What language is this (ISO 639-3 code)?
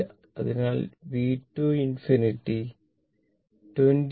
mal